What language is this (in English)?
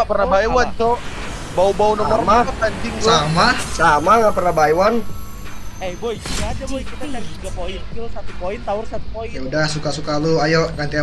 Indonesian